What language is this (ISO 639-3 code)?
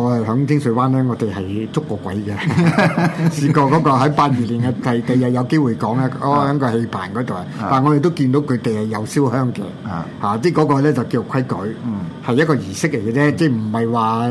zho